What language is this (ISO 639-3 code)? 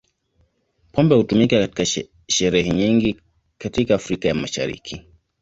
swa